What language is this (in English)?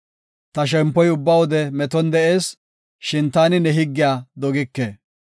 Gofa